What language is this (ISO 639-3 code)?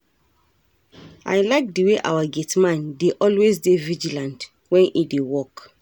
pcm